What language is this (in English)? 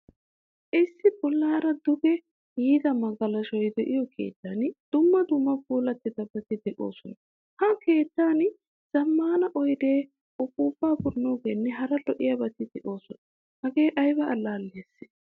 Wolaytta